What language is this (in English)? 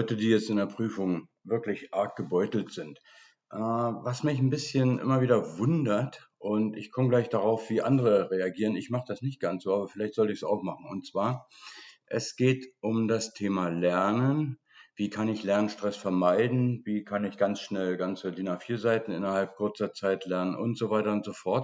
German